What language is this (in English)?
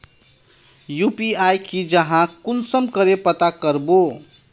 Magahi